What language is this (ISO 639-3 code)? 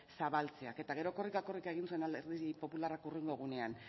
eus